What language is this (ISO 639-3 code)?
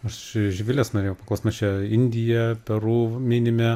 lit